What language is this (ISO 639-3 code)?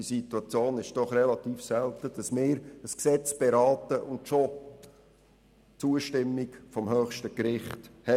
gsw